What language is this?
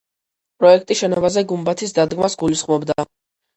Georgian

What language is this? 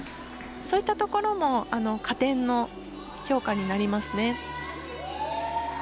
Japanese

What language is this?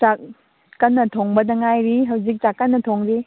Manipuri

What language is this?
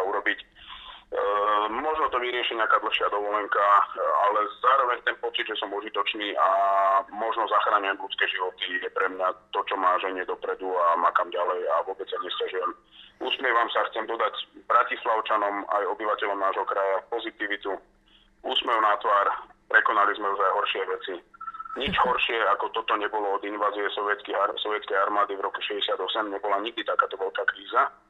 Slovak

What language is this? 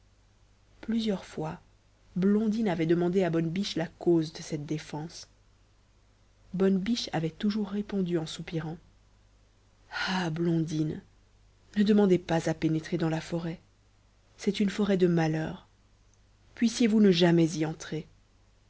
French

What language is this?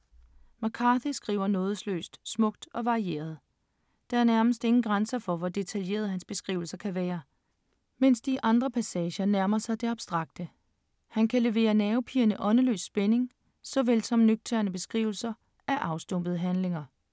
Danish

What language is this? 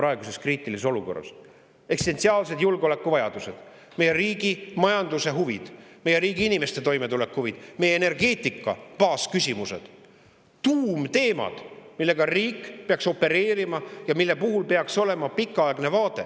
Estonian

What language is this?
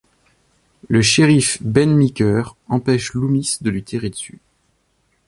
French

